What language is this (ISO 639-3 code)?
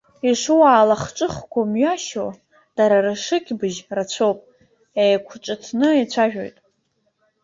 abk